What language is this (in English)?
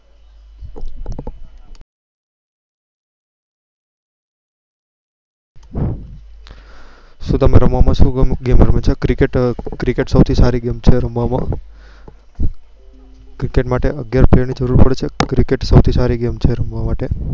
Gujarati